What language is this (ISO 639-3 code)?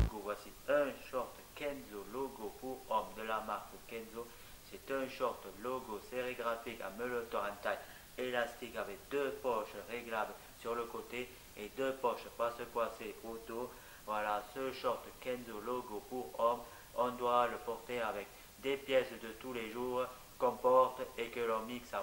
fra